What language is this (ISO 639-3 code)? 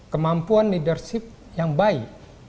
ind